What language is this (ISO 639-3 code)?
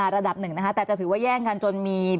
tha